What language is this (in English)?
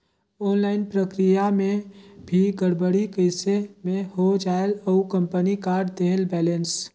Chhattisgarhi